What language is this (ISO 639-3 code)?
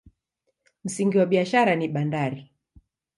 swa